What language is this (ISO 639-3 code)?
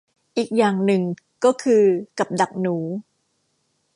tha